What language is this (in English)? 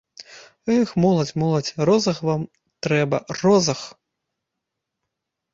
Belarusian